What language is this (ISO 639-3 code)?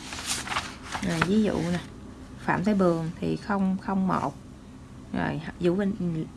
vie